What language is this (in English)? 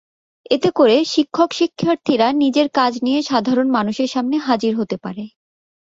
Bangla